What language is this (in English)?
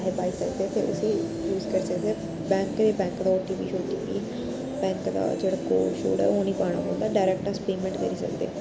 Dogri